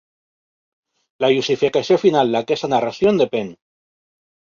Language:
Catalan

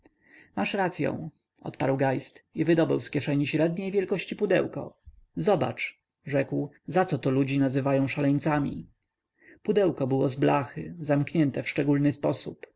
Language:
Polish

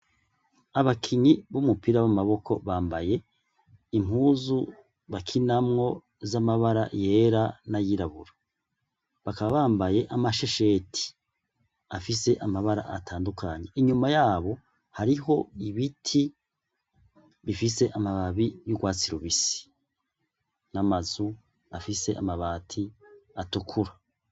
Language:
Rundi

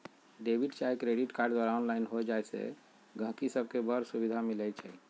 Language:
Magahi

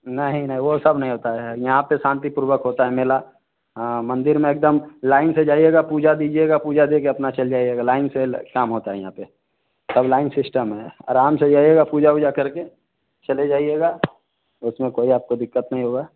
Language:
Hindi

